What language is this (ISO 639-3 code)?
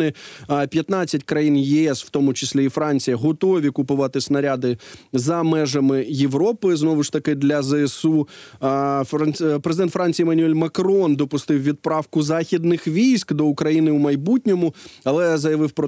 ukr